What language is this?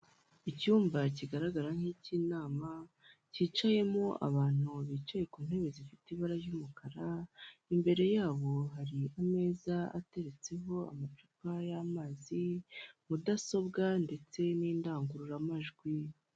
Kinyarwanda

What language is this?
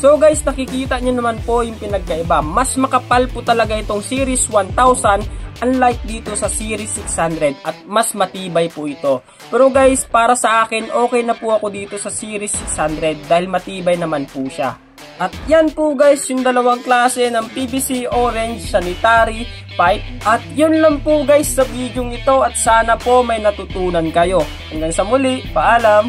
Filipino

